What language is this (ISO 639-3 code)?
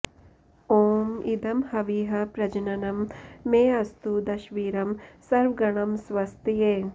san